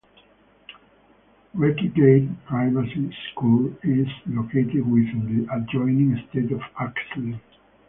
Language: English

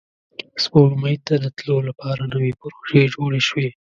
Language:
Pashto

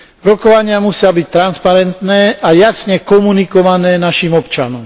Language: Slovak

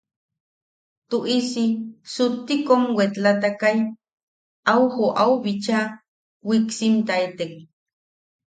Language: Yaqui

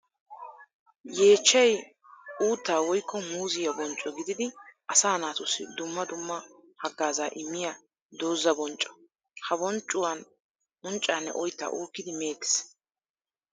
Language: Wolaytta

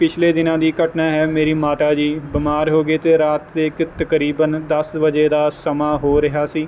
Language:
Punjabi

